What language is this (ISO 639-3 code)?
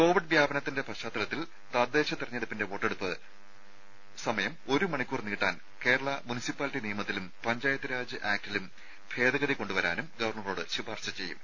mal